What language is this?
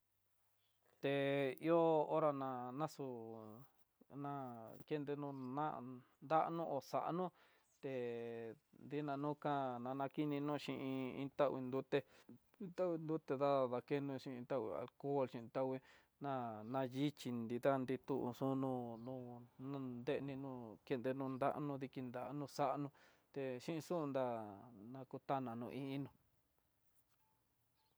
Tidaá Mixtec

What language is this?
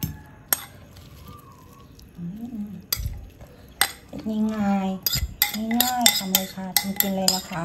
Thai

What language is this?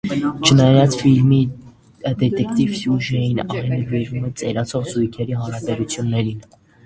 Armenian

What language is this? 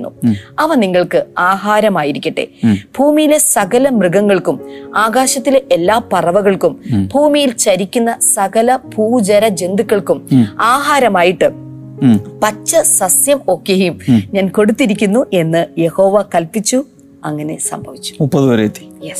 Malayalam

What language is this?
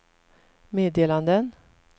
Swedish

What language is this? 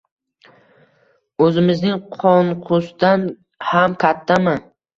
Uzbek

